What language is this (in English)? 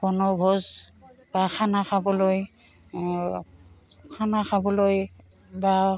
Assamese